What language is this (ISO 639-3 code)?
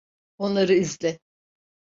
tur